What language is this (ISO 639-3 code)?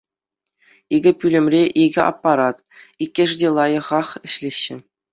chv